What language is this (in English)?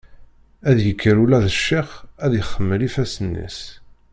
Kabyle